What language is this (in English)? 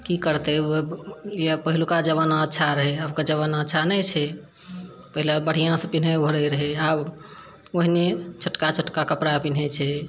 Maithili